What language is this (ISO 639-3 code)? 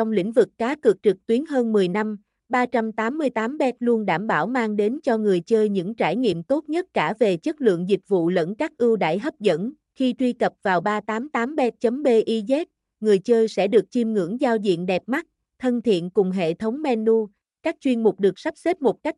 vie